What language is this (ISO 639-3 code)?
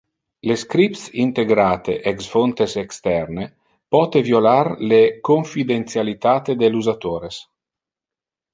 ina